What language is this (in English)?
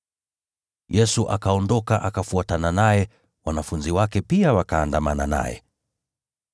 Swahili